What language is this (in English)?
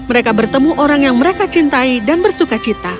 Indonesian